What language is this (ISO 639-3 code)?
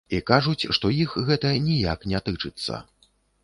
bel